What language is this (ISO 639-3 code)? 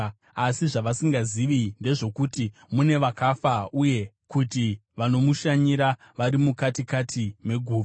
sna